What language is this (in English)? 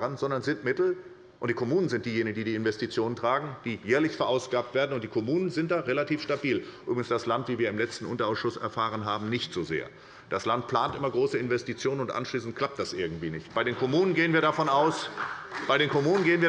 German